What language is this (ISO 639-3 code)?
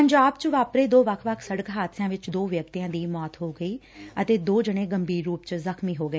pan